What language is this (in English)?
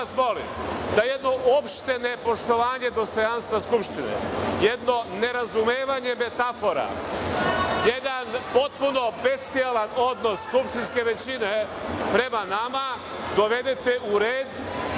Serbian